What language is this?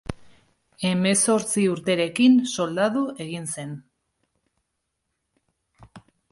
Basque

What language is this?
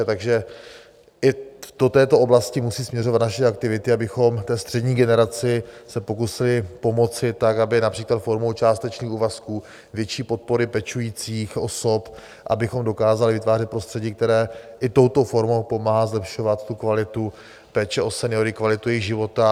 Czech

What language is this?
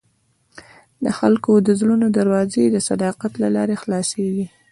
Pashto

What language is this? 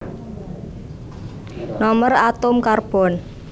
Javanese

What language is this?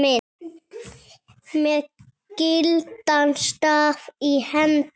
Icelandic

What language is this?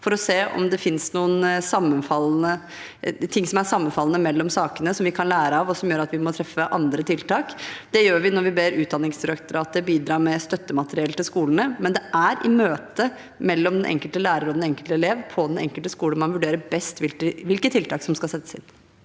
Norwegian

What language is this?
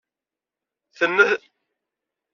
Kabyle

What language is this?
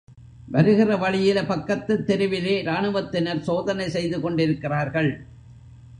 Tamil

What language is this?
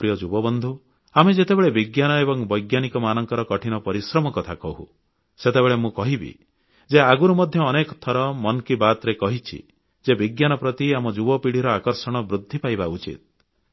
Odia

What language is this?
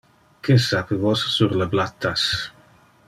Interlingua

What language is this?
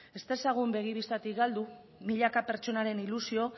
Basque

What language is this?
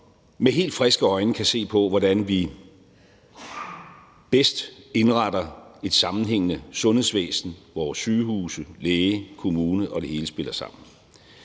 Danish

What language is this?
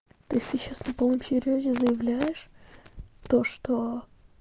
Russian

